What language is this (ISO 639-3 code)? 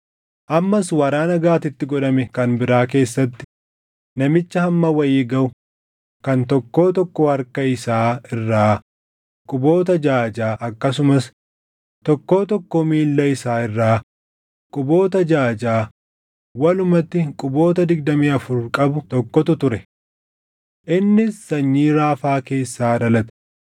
orm